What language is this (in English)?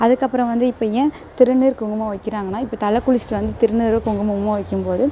Tamil